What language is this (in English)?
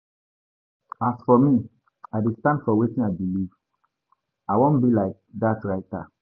Nigerian Pidgin